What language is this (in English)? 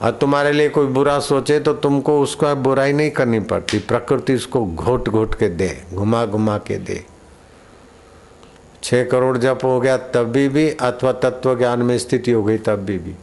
Hindi